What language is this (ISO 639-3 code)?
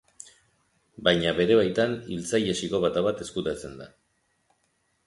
eus